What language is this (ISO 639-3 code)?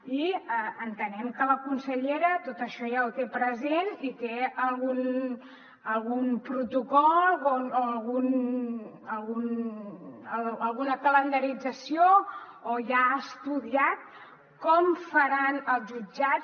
cat